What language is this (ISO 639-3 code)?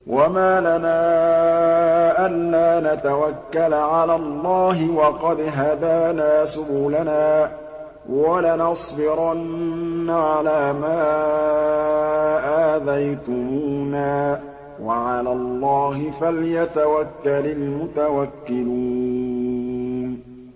ara